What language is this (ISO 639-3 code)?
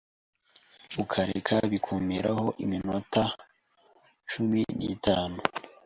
kin